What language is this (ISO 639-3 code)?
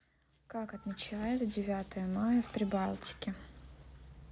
rus